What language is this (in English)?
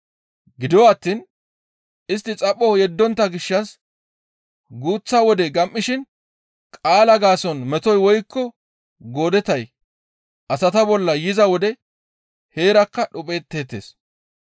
Gamo